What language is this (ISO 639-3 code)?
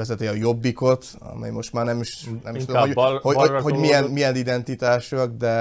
hun